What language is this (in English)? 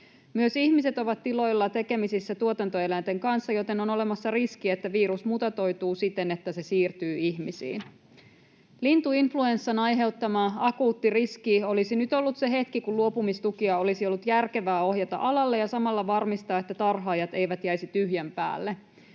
Finnish